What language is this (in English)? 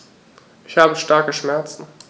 German